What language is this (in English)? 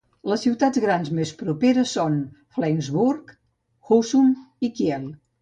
Catalan